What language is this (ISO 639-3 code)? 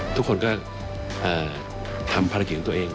tha